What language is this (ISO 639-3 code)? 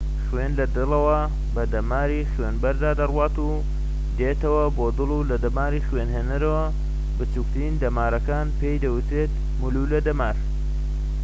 ckb